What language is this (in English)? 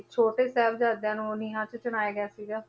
Punjabi